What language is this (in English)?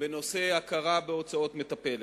Hebrew